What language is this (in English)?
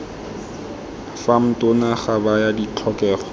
Tswana